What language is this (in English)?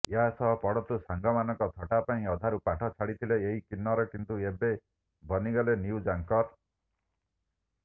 Odia